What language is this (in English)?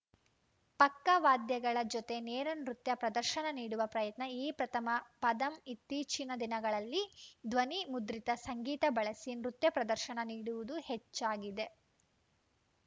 Kannada